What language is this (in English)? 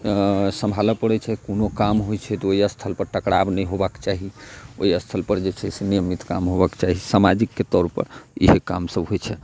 Maithili